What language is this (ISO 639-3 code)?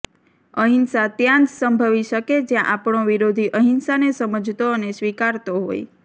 guj